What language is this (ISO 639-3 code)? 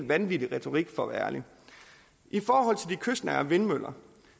dan